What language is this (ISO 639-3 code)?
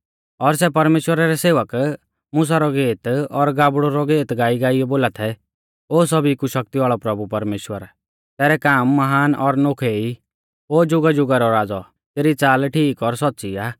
bfz